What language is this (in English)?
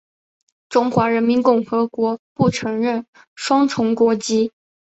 Chinese